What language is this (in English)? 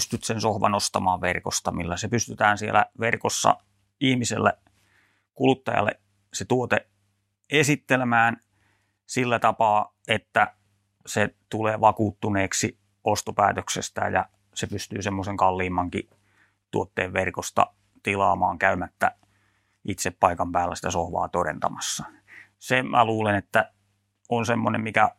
Finnish